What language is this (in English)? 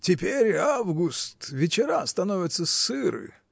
Russian